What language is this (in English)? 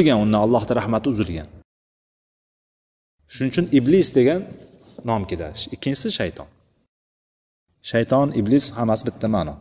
Bulgarian